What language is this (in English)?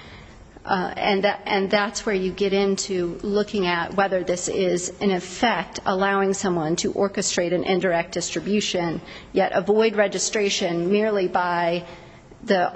English